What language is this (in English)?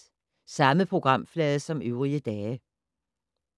Danish